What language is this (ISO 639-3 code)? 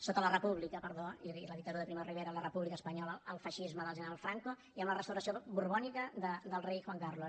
cat